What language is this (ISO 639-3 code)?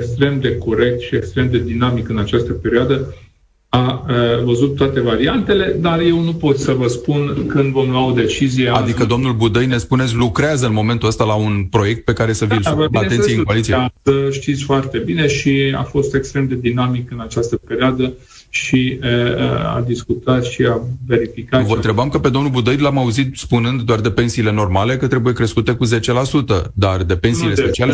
ron